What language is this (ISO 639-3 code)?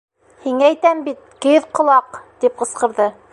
bak